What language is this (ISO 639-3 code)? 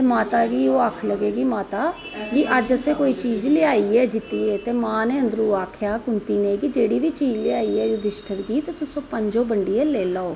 doi